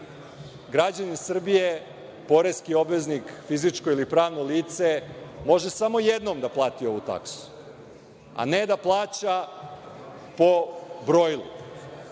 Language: Serbian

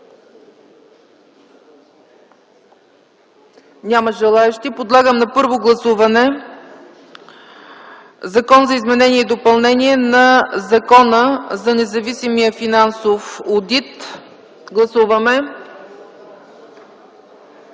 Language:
Bulgarian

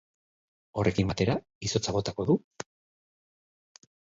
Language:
Basque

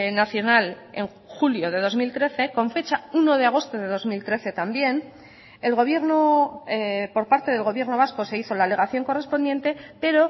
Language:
Spanish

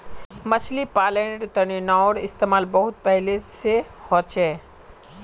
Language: Magahi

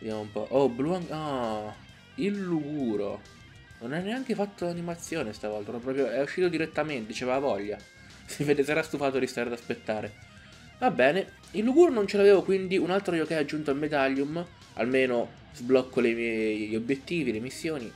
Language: Italian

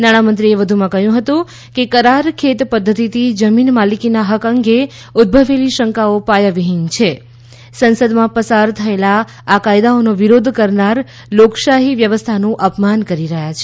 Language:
Gujarati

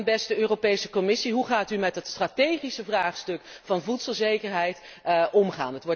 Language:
Dutch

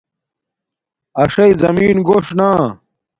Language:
Domaaki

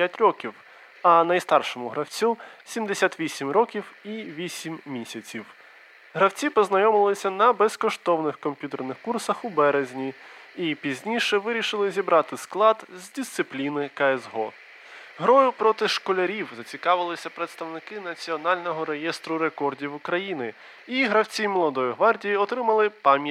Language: Ukrainian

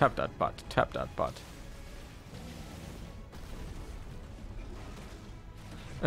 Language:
German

